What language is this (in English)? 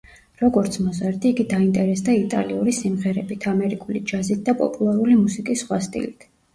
Georgian